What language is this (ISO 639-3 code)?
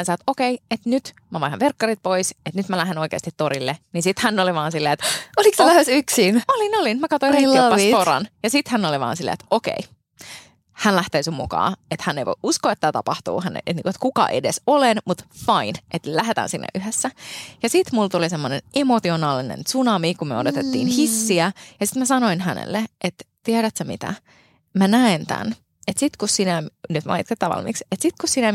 fin